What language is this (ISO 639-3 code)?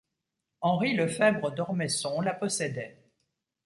fra